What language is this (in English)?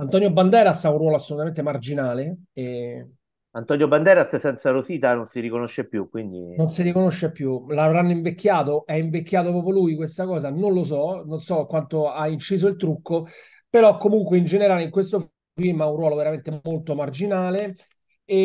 Italian